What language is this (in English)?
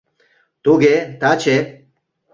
Mari